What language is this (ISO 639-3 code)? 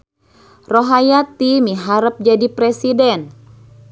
sun